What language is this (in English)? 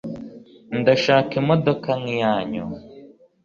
Kinyarwanda